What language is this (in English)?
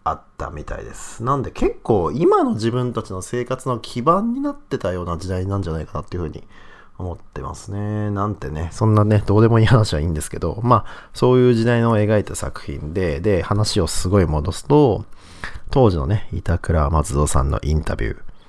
Japanese